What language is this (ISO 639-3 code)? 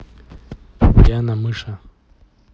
rus